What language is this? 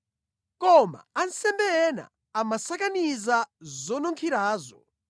Nyanja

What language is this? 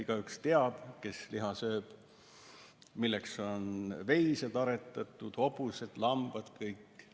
Estonian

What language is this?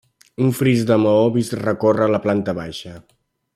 Catalan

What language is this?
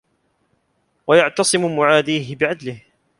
Arabic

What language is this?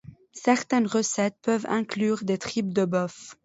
French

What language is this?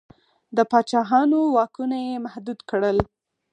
Pashto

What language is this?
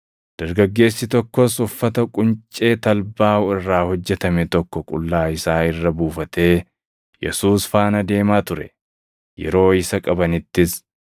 Oromo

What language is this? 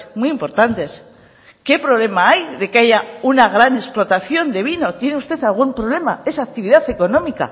Spanish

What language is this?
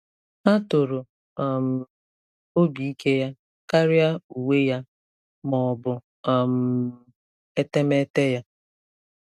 Igbo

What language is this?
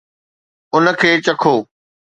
Sindhi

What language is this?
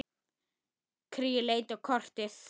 Icelandic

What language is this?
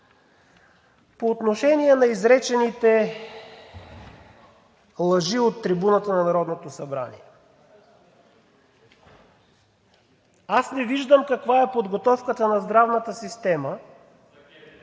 Bulgarian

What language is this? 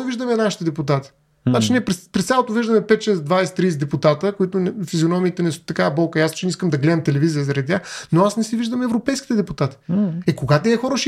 Bulgarian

